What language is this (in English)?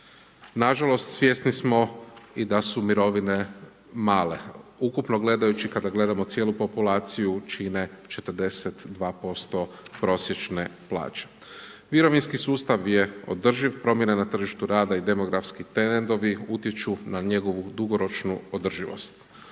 Croatian